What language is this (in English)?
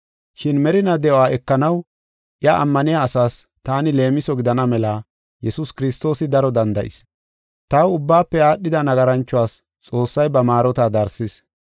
Gofa